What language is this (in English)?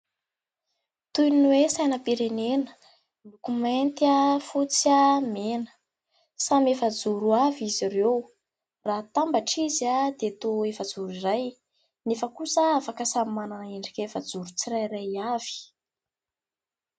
Malagasy